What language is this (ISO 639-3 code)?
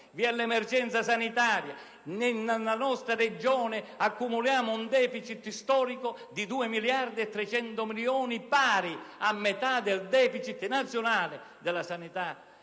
ita